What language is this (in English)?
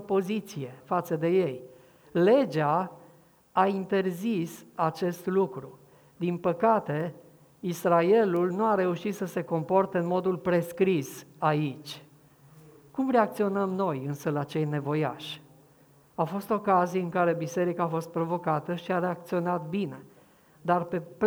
Romanian